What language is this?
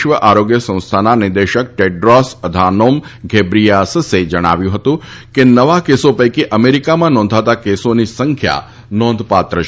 Gujarati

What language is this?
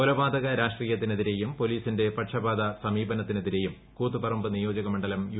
Malayalam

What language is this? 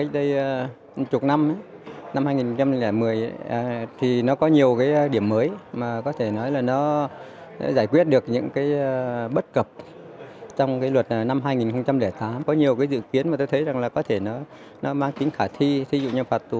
Vietnamese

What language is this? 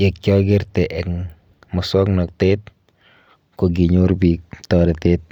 Kalenjin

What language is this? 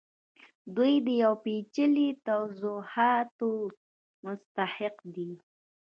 Pashto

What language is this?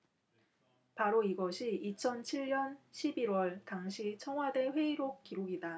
Korean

